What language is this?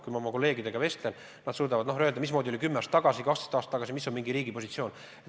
Estonian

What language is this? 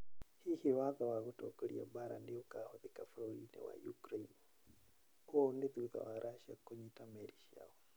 Kikuyu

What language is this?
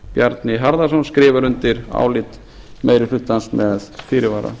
Icelandic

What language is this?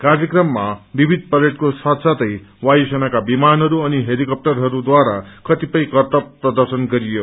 Nepali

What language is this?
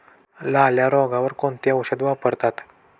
Marathi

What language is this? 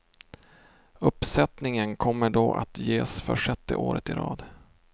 Swedish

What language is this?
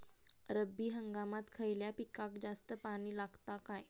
Marathi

